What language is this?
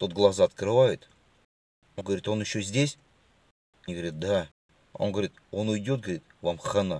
Russian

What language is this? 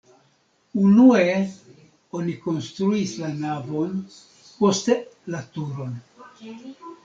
Esperanto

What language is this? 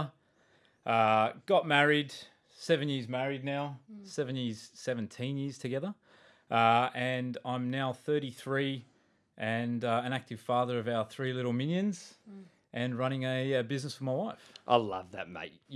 English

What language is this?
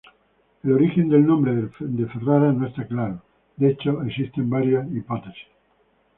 Spanish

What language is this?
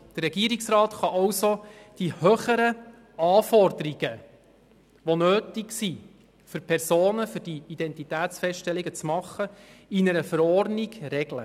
Swiss German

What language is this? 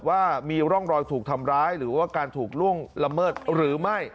Thai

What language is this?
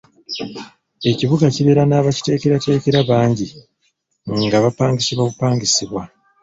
Ganda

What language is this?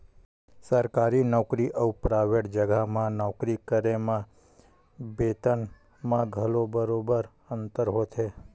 Chhattisgarhi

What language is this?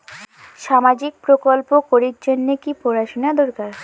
Bangla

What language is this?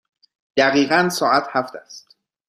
Persian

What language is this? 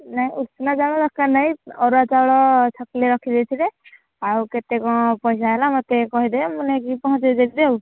Odia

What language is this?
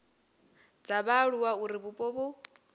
Venda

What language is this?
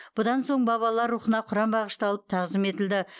Kazakh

